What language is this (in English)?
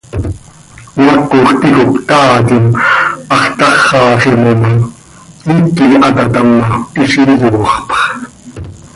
Seri